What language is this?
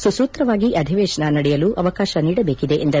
Kannada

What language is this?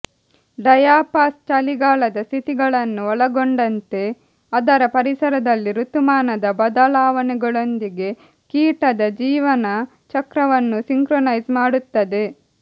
Kannada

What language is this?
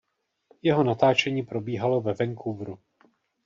Czech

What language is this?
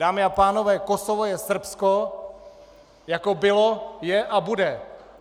Czech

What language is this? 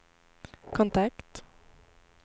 Swedish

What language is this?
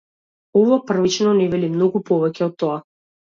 Macedonian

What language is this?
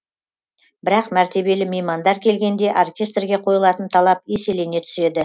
Kazakh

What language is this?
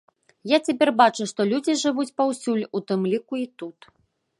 Belarusian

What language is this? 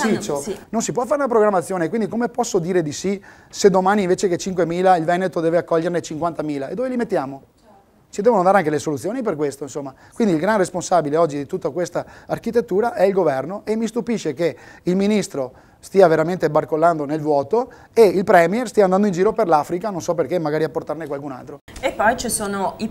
Italian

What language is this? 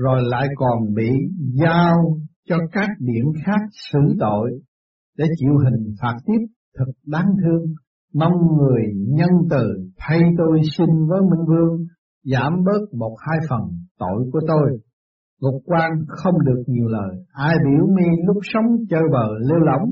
Vietnamese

